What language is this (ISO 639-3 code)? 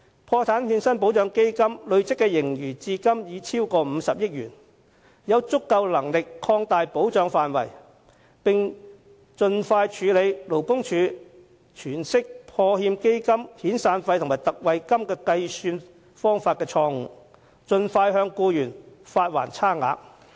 yue